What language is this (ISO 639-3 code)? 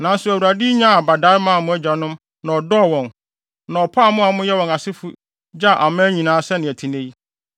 aka